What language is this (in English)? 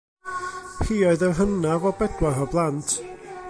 Welsh